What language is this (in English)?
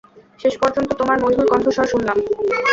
Bangla